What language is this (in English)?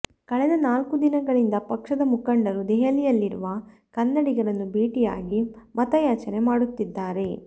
Kannada